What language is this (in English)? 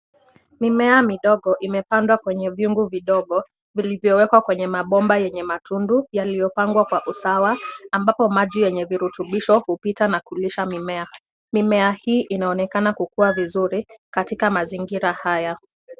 Swahili